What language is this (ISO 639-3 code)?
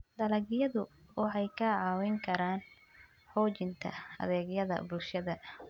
som